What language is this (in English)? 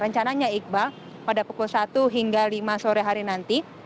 Indonesian